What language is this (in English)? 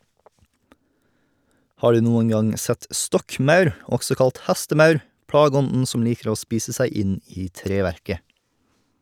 Norwegian